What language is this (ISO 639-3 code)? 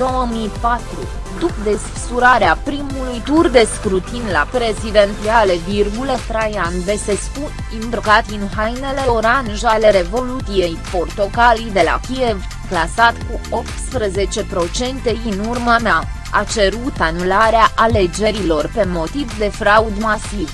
ron